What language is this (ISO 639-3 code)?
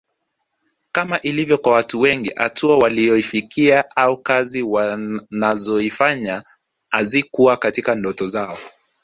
swa